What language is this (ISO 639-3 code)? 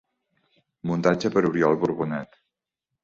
cat